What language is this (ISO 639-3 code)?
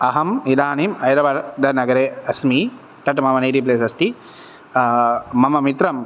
san